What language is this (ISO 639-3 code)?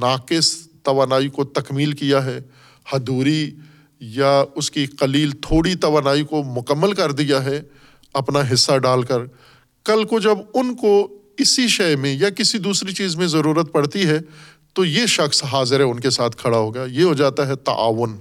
urd